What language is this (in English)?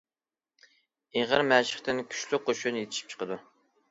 Uyghur